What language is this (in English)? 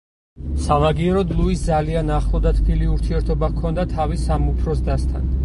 Georgian